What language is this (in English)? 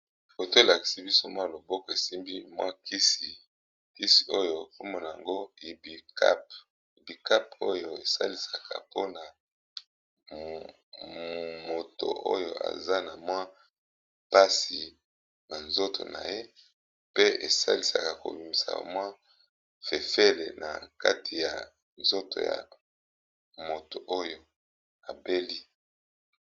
Lingala